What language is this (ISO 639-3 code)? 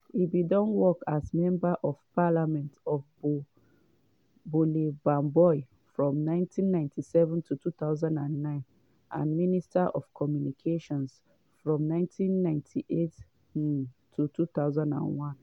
pcm